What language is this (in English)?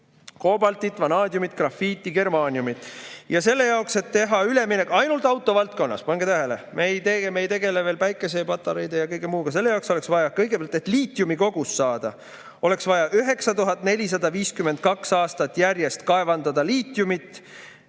Estonian